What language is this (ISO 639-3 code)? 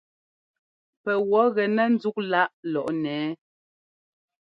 jgo